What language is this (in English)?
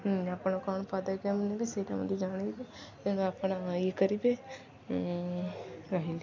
Odia